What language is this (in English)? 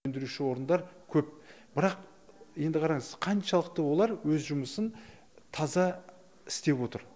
Kazakh